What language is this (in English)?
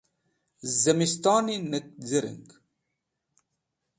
Wakhi